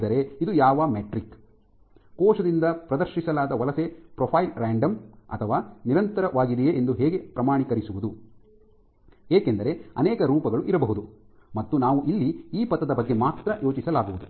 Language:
Kannada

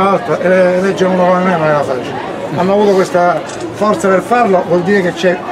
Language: Italian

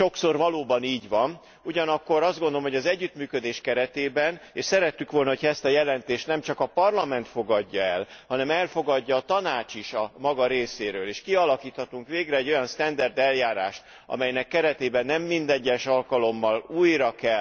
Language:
Hungarian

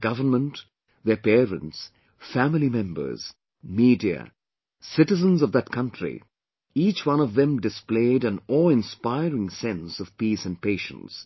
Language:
English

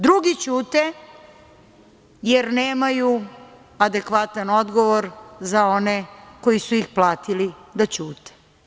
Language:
Serbian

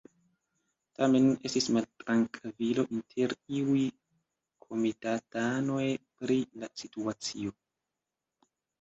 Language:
Esperanto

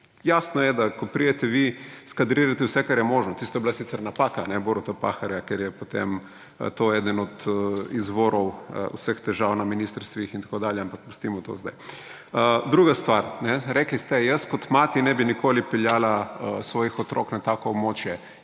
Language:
Slovenian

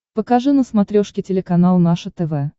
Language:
Russian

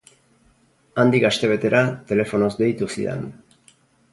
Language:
Basque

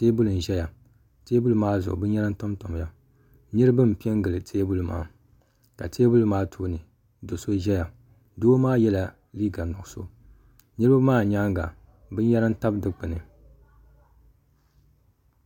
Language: Dagbani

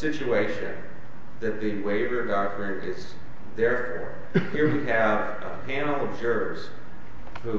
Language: English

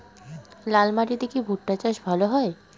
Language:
Bangla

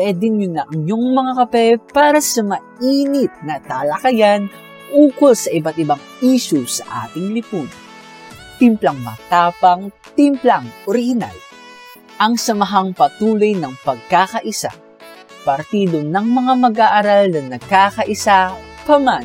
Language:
Filipino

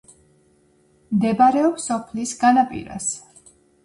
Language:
Georgian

